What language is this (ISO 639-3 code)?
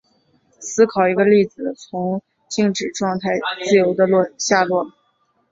zho